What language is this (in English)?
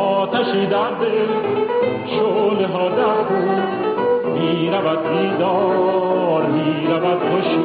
Persian